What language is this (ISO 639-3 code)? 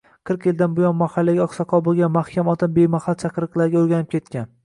uzb